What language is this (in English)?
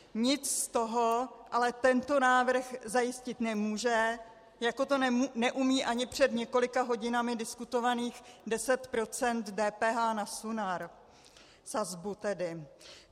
Czech